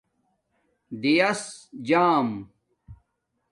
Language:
Domaaki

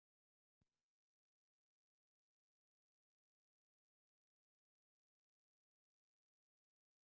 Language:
Portuguese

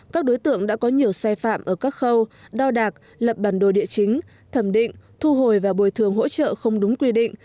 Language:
Vietnamese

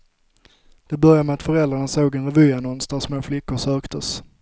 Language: Swedish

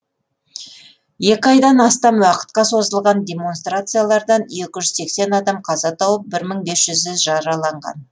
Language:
Kazakh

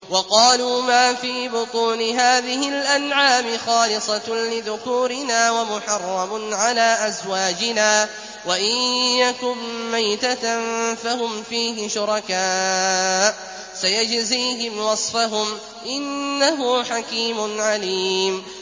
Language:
Arabic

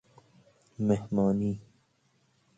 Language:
Persian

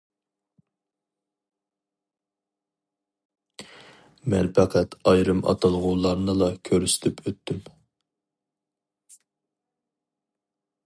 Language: Uyghur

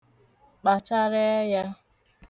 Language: Igbo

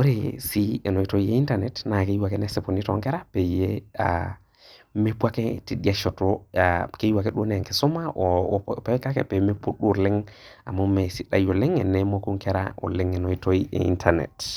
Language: Masai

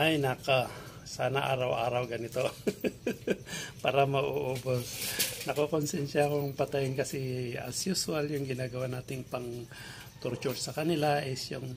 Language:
Filipino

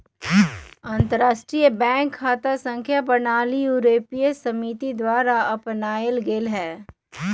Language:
Magahi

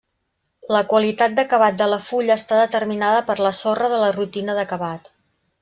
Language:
Catalan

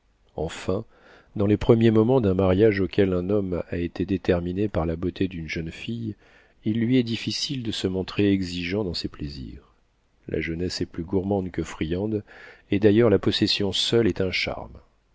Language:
French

